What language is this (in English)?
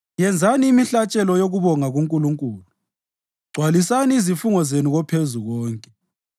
North Ndebele